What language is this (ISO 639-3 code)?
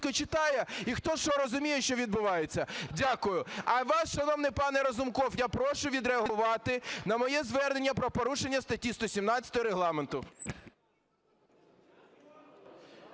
ukr